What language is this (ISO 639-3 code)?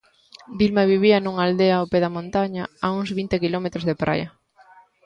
glg